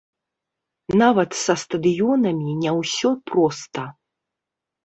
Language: Belarusian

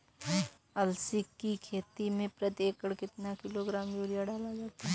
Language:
Hindi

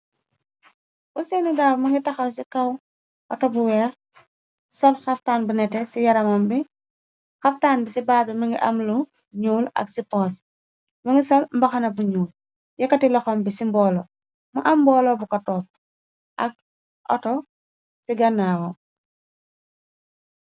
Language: Wolof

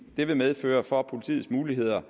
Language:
Danish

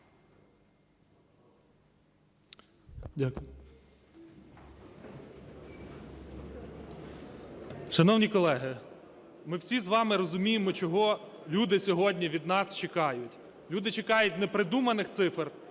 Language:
Ukrainian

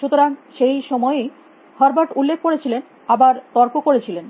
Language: Bangla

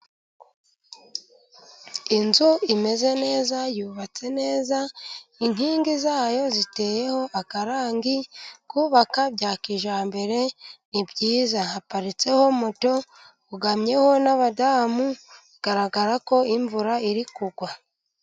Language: Kinyarwanda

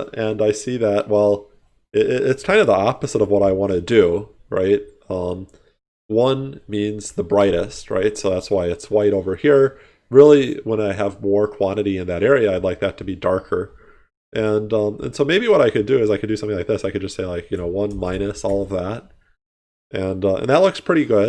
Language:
English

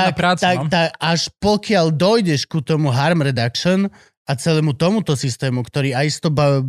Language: Slovak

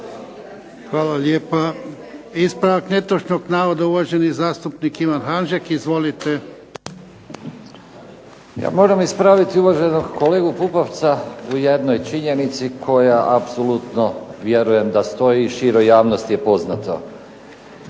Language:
Croatian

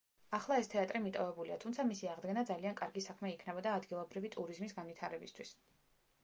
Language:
Georgian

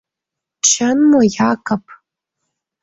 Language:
Mari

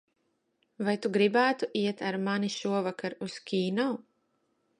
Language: Latvian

